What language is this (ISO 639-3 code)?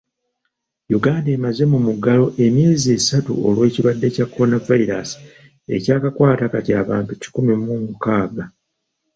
lug